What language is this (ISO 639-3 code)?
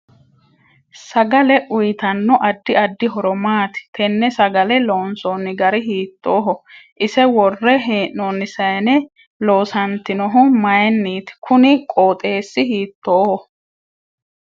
sid